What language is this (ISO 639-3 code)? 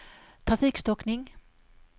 swe